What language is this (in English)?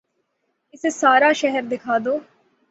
Urdu